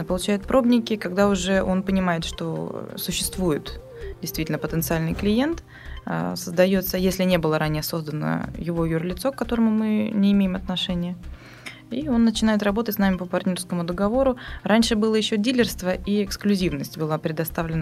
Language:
Russian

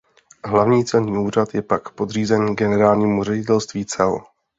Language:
Czech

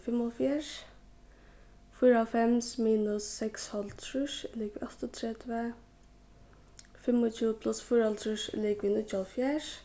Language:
Faroese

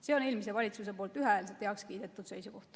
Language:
Estonian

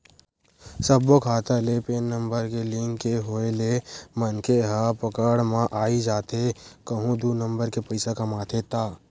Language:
Chhattisgarhi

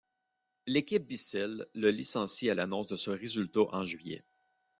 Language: French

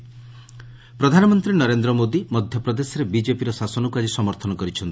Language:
Odia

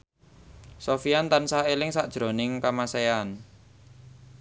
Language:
Javanese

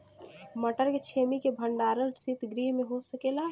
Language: Bhojpuri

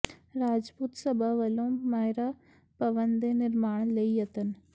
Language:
Punjabi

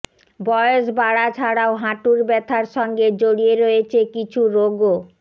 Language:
Bangla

